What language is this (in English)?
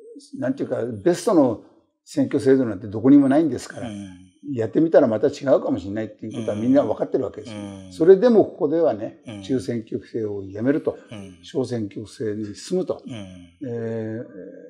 Japanese